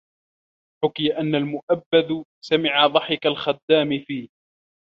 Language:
Arabic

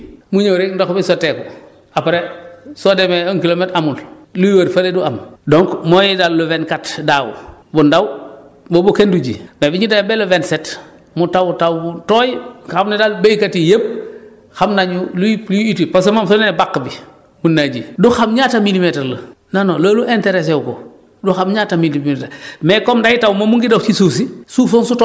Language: Wolof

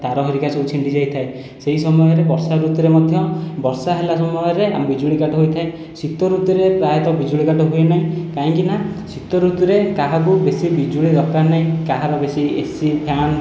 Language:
Odia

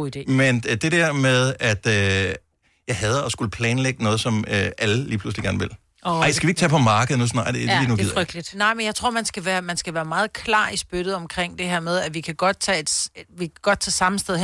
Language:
Danish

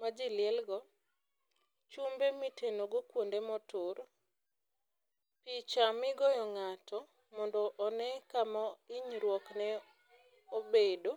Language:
Luo (Kenya and Tanzania)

